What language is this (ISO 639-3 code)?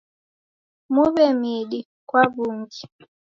dav